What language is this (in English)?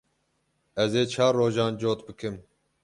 Kurdish